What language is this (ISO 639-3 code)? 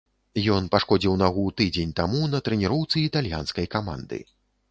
bel